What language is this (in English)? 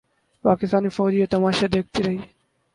Urdu